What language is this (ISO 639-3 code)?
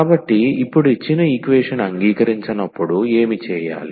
tel